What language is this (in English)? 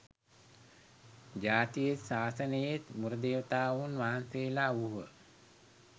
Sinhala